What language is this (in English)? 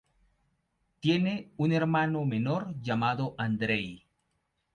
Spanish